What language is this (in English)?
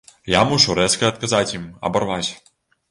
Belarusian